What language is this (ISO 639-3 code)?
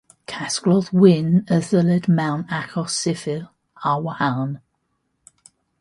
cym